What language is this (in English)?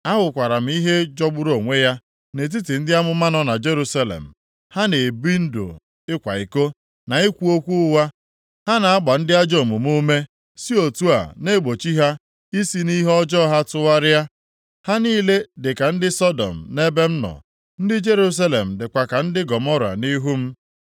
Igbo